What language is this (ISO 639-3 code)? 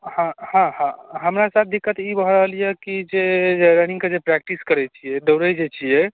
mai